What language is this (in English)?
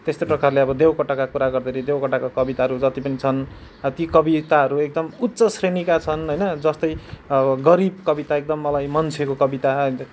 Nepali